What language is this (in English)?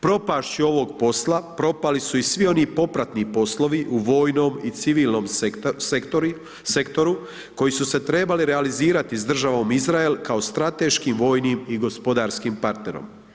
Croatian